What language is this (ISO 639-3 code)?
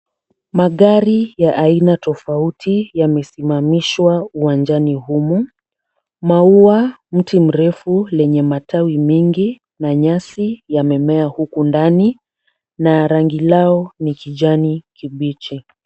swa